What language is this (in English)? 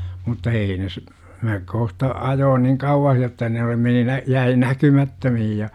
Finnish